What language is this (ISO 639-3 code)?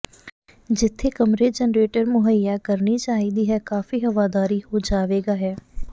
pan